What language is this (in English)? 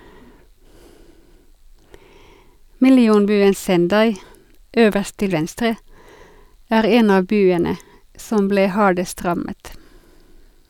Norwegian